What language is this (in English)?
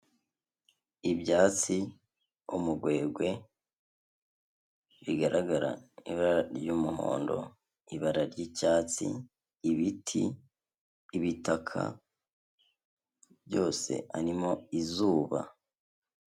Kinyarwanda